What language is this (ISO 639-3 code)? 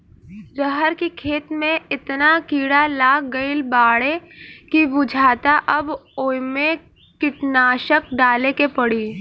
bho